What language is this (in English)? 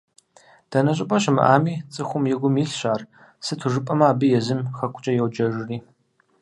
Kabardian